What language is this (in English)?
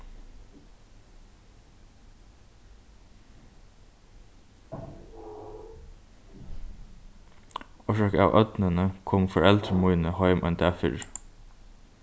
Faroese